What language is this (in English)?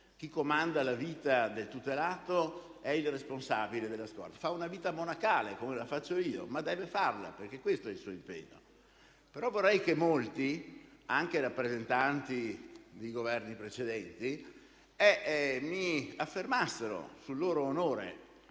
Italian